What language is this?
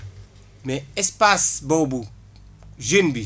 Wolof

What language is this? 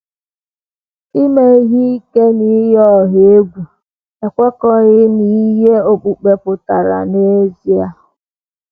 Igbo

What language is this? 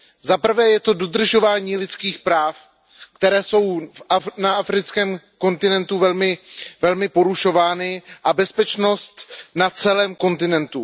Czech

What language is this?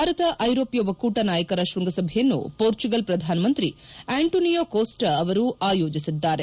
Kannada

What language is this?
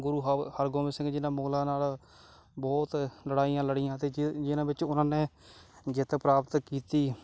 Punjabi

